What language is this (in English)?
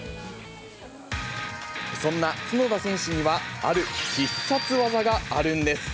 Japanese